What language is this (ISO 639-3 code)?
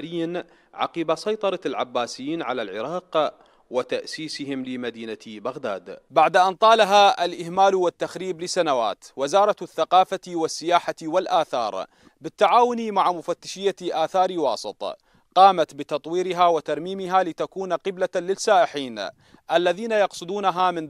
ara